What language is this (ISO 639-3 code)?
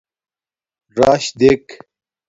dmk